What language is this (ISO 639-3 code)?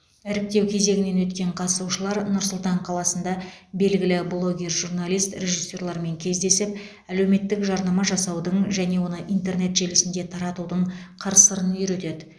kaz